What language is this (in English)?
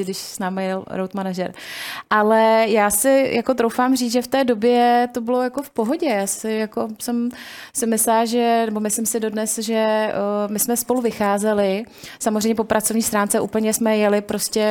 Czech